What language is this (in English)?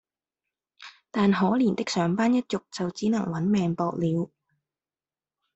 Cantonese